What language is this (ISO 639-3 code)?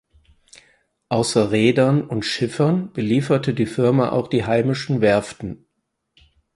deu